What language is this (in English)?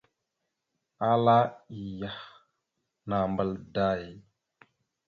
Mada (Cameroon)